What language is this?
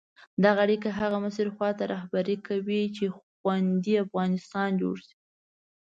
Pashto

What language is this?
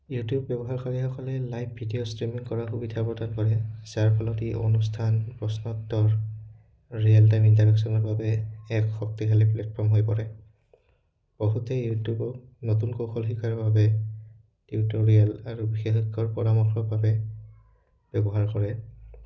Assamese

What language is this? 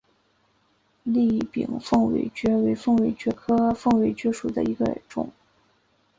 Chinese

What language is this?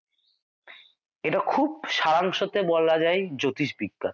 Bangla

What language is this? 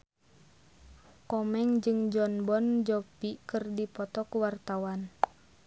Sundanese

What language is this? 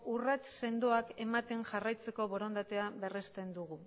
Basque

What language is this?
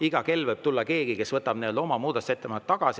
Estonian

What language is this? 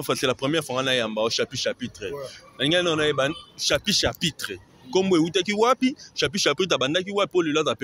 French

